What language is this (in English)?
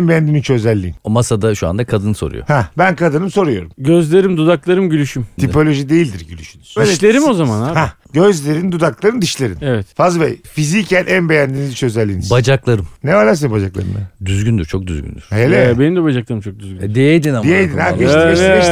Turkish